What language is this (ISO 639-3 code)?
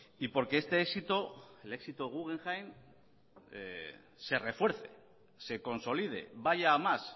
spa